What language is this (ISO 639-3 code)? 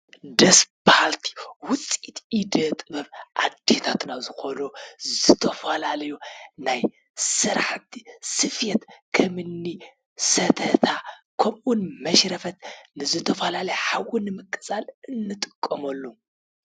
tir